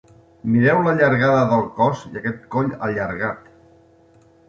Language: Catalan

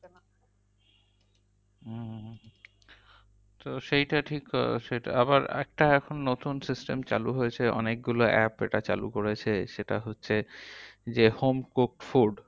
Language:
Bangla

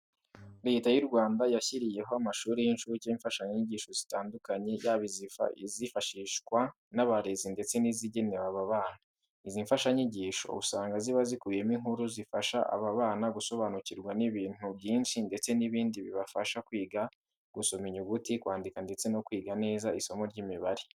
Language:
Kinyarwanda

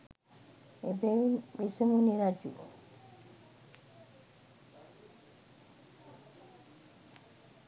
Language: Sinhala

